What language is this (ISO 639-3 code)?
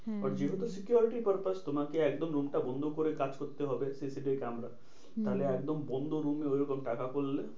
ben